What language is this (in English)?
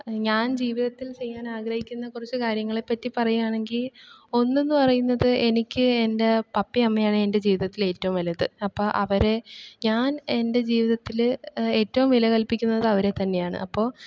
Malayalam